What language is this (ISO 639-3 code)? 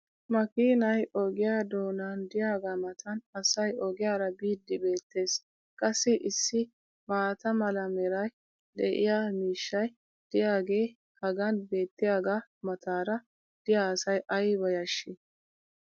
wal